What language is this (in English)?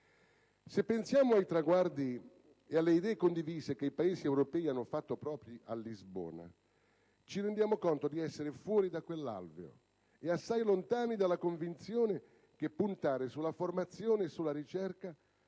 Italian